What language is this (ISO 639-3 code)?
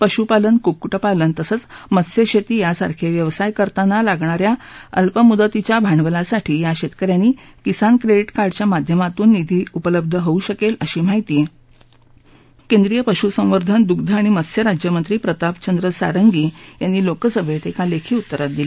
mar